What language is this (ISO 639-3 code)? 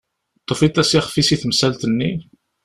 kab